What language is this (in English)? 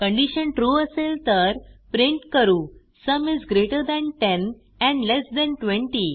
Marathi